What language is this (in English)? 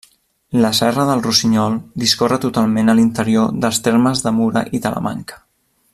Catalan